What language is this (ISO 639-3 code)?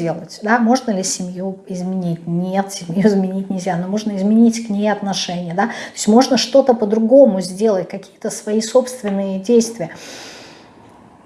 rus